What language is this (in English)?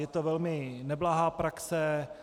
Czech